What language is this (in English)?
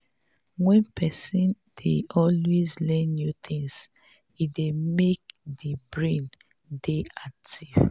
Nigerian Pidgin